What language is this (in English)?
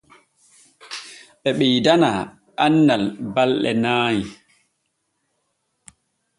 Borgu Fulfulde